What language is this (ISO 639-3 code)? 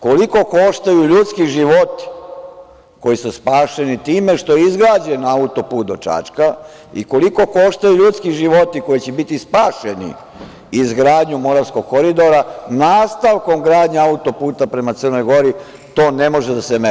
srp